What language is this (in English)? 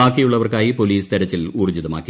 Malayalam